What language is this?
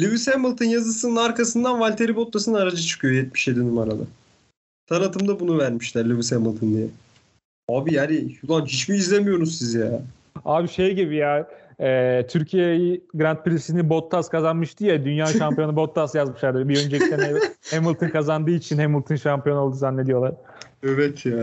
Turkish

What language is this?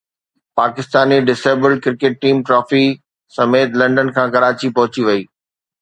Sindhi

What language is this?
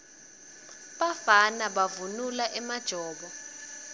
Swati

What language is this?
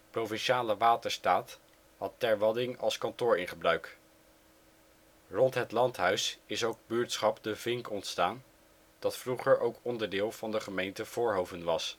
Dutch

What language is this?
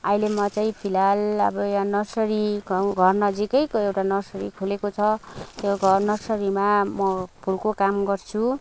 Nepali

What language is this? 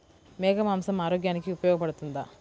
Telugu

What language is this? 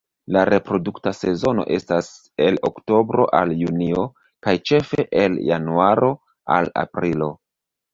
Esperanto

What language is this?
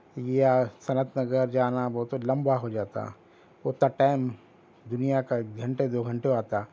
Urdu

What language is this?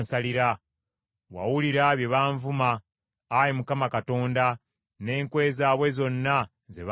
Ganda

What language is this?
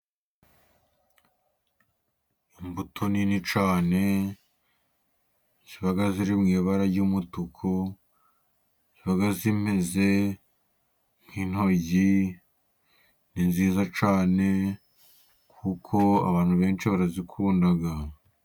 Kinyarwanda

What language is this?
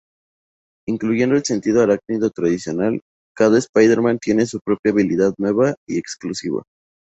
Spanish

